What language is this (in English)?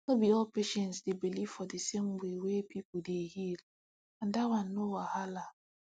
Nigerian Pidgin